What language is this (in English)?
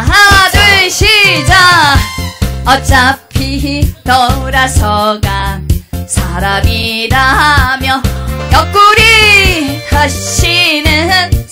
Korean